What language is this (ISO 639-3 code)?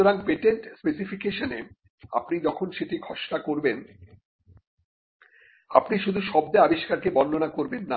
ben